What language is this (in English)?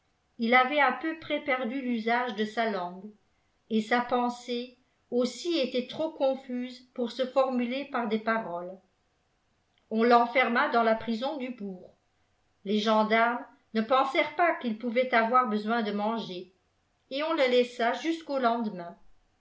French